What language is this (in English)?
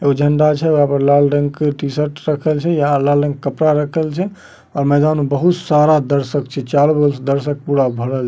Magahi